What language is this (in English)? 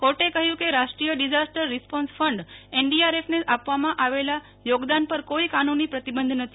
Gujarati